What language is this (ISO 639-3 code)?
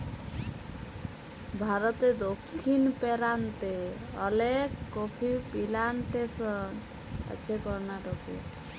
ben